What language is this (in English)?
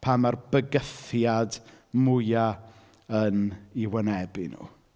Welsh